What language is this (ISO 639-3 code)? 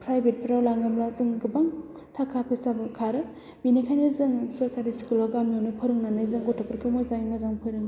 brx